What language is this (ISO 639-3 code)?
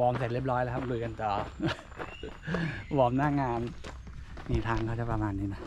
tha